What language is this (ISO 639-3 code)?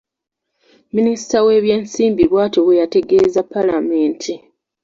lug